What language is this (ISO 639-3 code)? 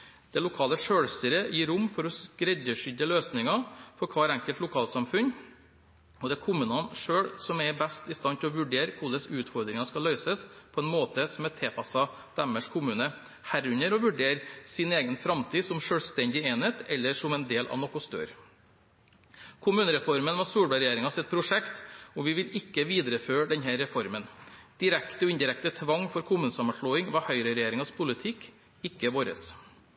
nob